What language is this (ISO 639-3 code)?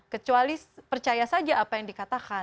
ind